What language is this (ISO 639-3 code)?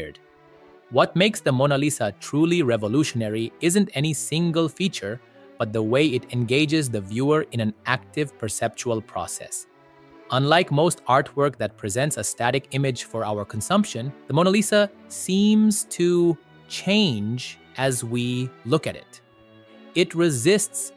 eng